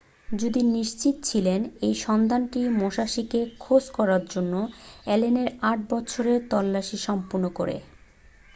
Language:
Bangla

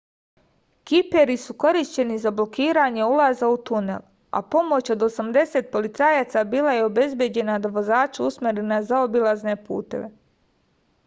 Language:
Serbian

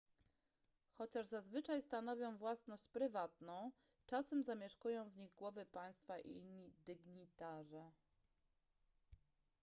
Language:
Polish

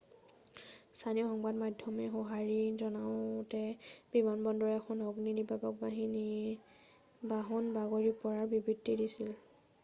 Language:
Assamese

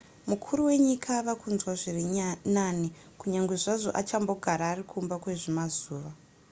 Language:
Shona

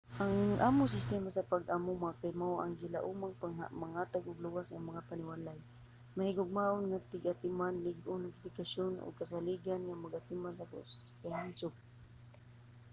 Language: Cebuano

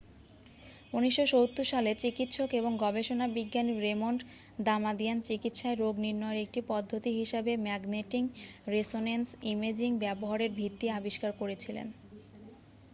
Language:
Bangla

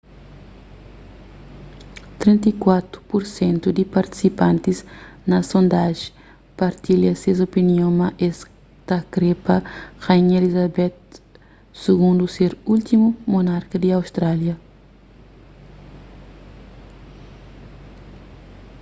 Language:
Kabuverdianu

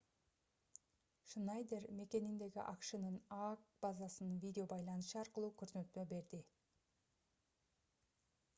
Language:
Kyrgyz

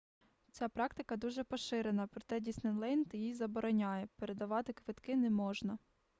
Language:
Ukrainian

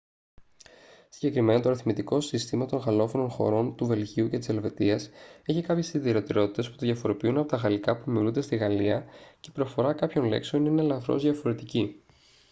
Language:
Greek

